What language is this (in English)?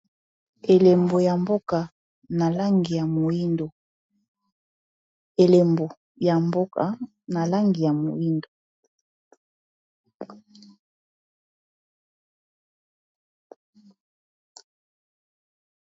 Lingala